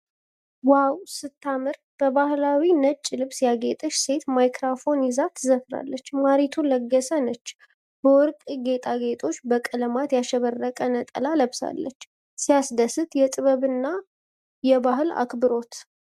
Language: Amharic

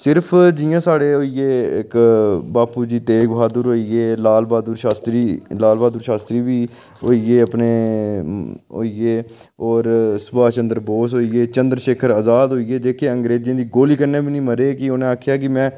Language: Dogri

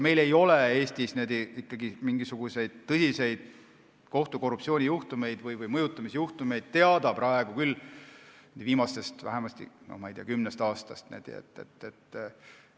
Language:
Estonian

